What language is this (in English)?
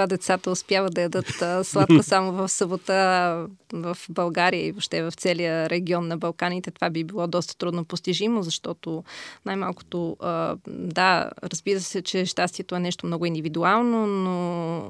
Bulgarian